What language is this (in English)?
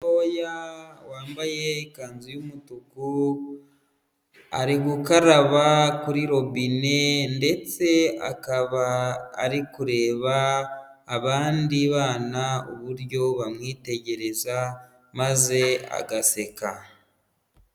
Kinyarwanda